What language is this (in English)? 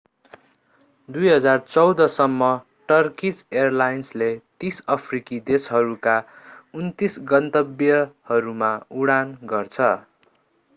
Nepali